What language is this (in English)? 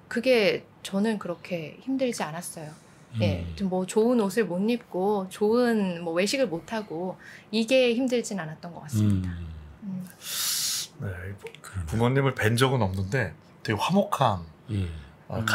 Korean